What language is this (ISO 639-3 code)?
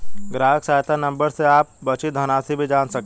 hin